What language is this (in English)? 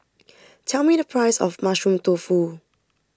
English